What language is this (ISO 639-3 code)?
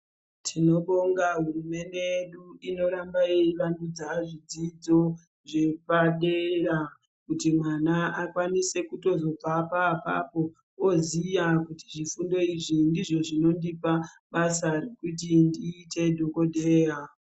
ndc